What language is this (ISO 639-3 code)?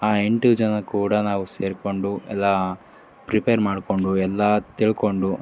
kan